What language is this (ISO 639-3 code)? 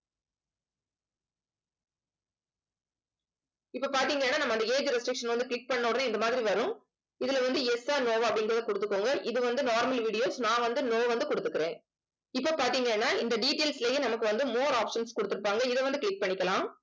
tam